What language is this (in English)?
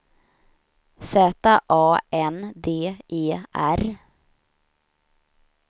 Swedish